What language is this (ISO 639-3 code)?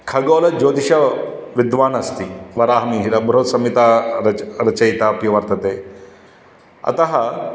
san